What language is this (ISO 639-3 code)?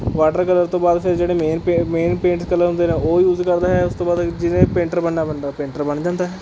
pan